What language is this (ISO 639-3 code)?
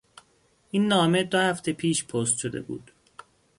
fas